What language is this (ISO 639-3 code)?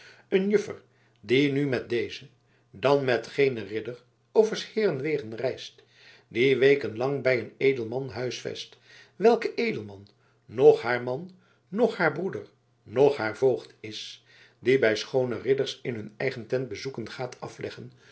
nld